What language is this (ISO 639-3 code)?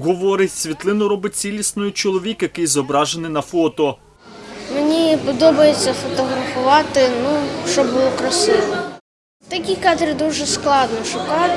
ukr